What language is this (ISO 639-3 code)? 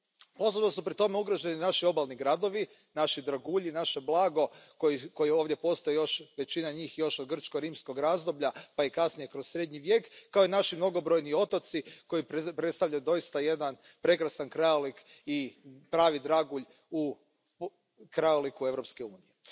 hrv